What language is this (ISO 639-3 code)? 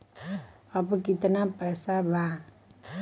bho